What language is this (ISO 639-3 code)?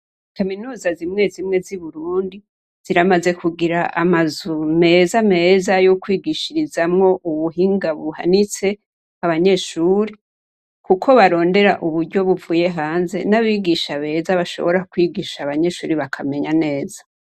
run